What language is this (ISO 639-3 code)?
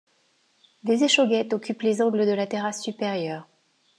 fra